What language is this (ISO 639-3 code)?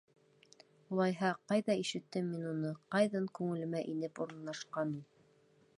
bak